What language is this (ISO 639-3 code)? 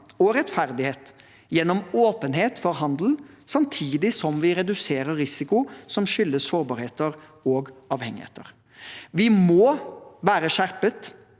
nor